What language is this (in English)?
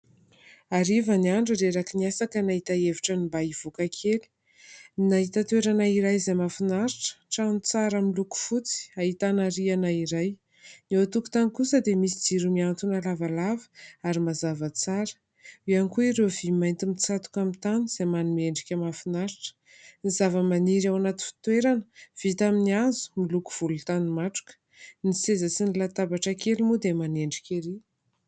Malagasy